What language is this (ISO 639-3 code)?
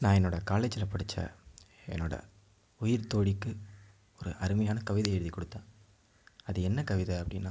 tam